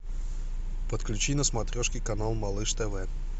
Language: Russian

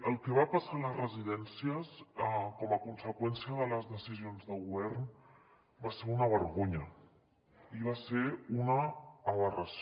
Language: Catalan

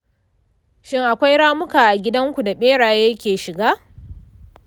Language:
Hausa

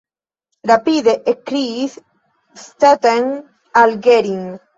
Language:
Esperanto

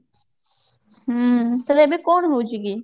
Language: Odia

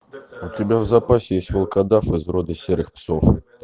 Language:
Russian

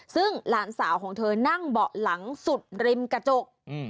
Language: Thai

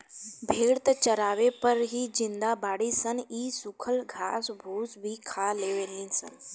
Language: Bhojpuri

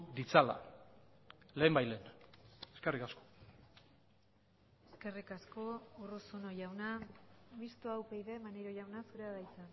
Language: Basque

